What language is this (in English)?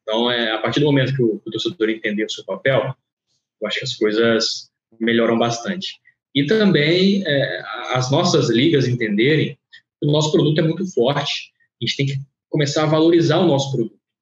Portuguese